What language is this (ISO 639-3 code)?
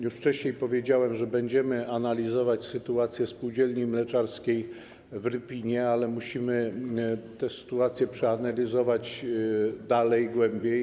pol